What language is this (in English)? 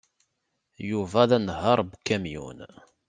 Kabyle